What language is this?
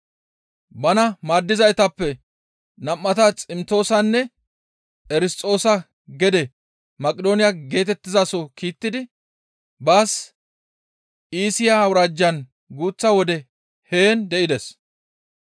Gamo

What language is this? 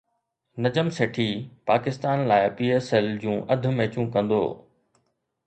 Sindhi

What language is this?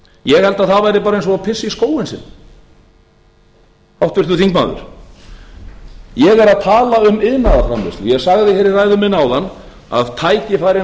Icelandic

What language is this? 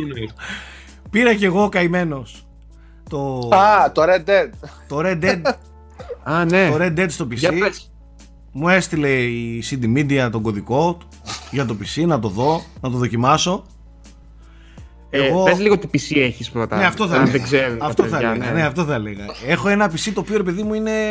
Greek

